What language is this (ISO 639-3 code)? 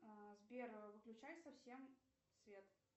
rus